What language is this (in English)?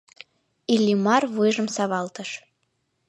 Mari